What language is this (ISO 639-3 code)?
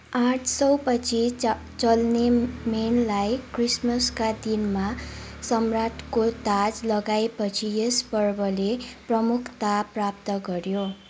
nep